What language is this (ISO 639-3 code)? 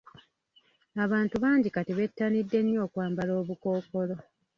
lug